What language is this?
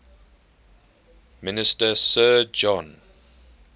English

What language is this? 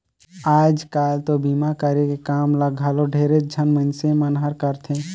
Chhattisgarhi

